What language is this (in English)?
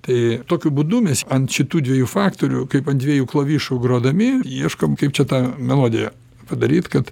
Lithuanian